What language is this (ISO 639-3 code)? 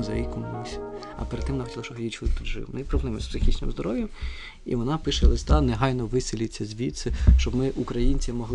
ukr